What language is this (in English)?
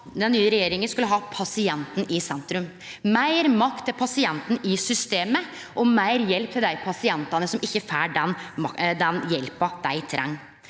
Norwegian